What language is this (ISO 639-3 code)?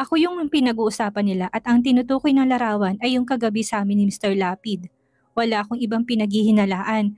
fil